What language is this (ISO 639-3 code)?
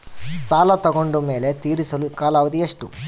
kan